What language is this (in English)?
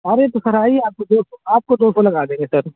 Urdu